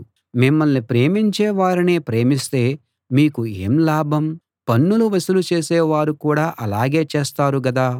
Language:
Telugu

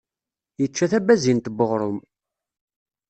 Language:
Kabyle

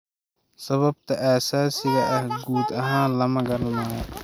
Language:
Somali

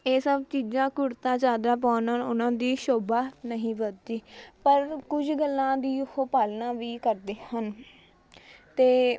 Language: Punjabi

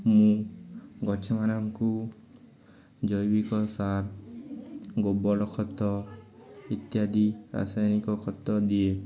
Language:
Odia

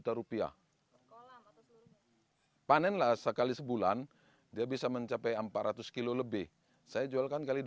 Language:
Indonesian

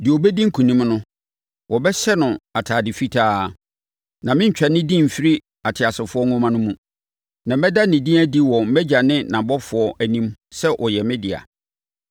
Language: Akan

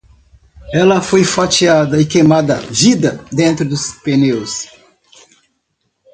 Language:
Portuguese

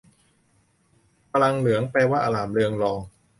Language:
Thai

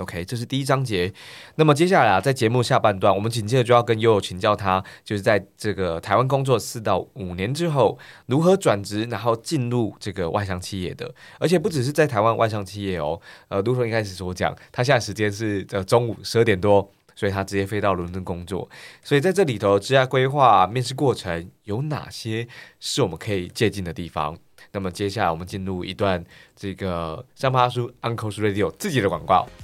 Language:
Chinese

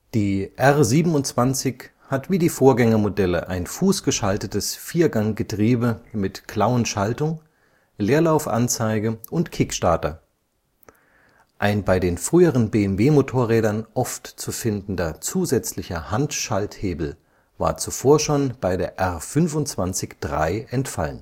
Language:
German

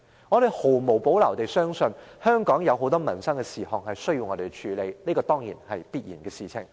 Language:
Cantonese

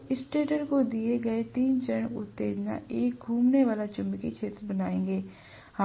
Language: Hindi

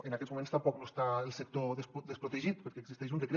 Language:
Catalan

